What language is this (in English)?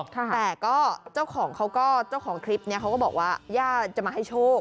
Thai